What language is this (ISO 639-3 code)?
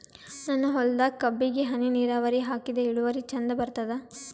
kan